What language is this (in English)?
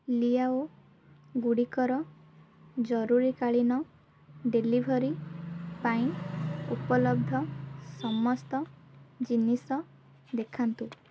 Odia